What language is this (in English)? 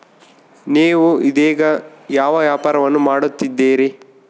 Kannada